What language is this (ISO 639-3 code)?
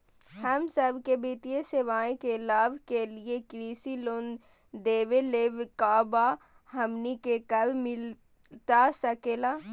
mag